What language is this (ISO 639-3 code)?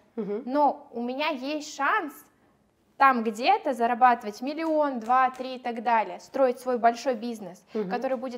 rus